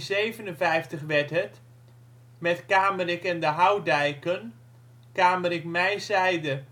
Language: Dutch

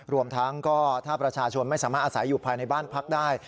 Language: Thai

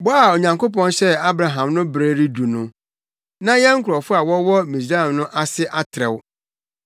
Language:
Akan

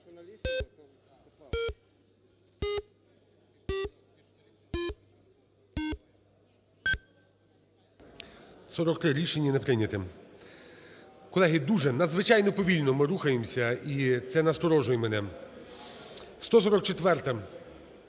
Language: Ukrainian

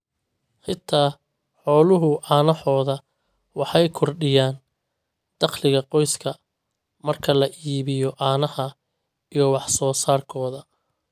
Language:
Somali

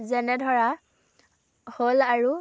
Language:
Assamese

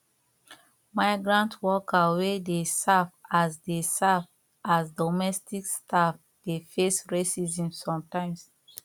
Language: Nigerian Pidgin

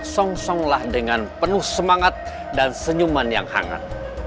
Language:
Indonesian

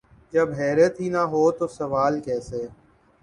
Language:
Urdu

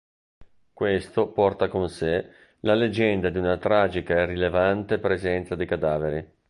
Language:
Italian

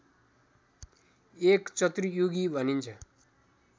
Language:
Nepali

